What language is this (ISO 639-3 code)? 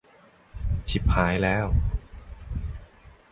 tha